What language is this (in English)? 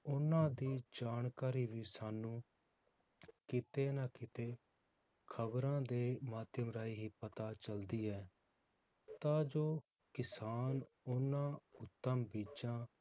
Punjabi